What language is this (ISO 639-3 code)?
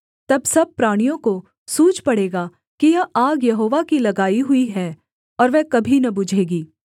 hin